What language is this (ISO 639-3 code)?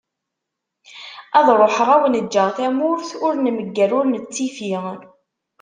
kab